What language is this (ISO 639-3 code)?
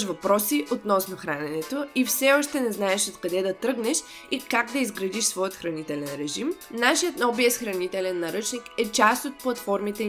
bul